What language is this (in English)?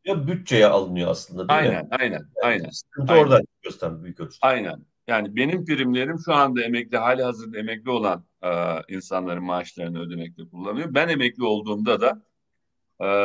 Turkish